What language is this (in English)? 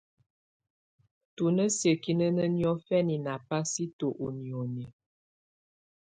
Tunen